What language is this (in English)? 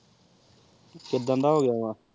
Punjabi